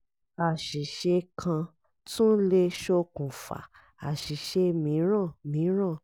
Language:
Yoruba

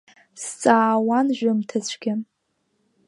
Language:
Abkhazian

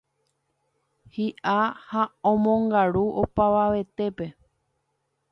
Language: Guarani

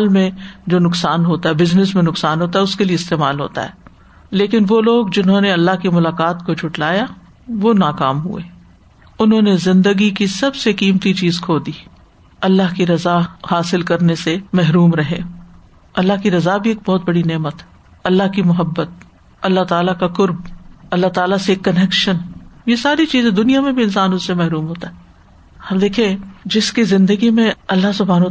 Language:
Urdu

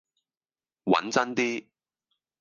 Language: Cantonese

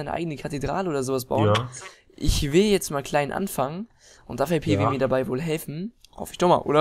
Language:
German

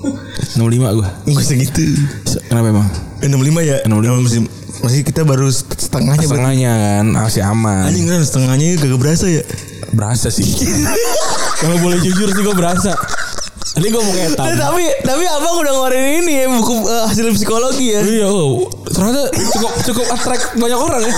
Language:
Indonesian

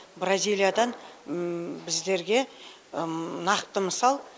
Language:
Kazakh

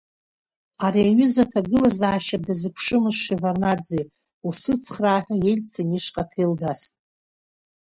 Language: Abkhazian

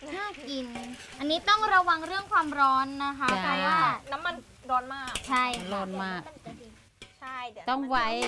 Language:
Thai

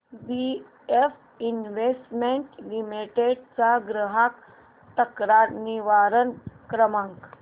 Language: Marathi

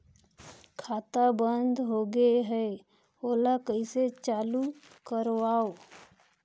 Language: Chhattisgarhi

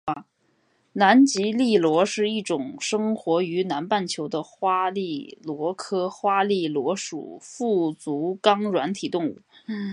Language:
Chinese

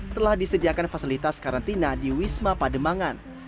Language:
Indonesian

